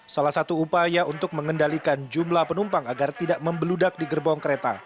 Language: Indonesian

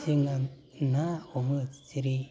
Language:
Bodo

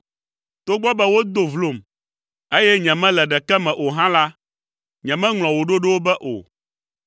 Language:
Ewe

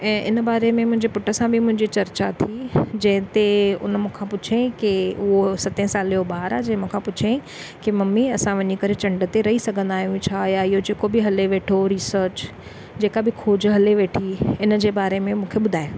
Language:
Sindhi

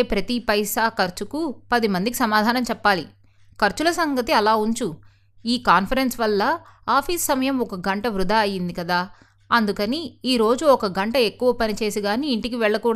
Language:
Telugu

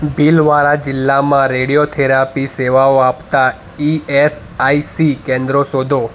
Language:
Gujarati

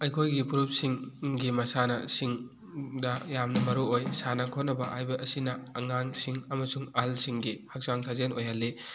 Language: Manipuri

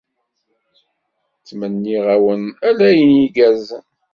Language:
Kabyle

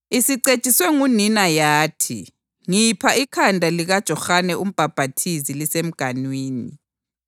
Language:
North Ndebele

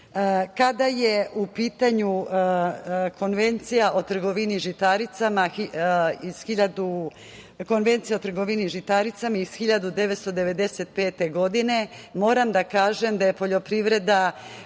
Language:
Serbian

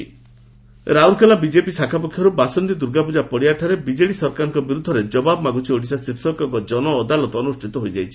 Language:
Odia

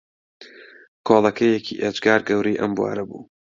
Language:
Central Kurdish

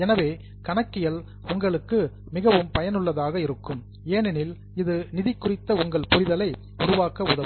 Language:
Tamil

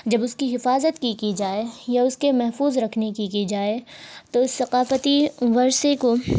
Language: Urdu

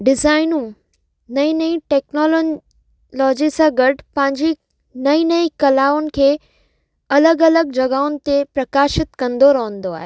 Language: Sindhi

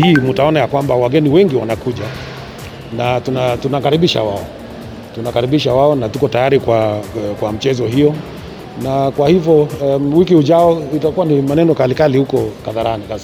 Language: Swahili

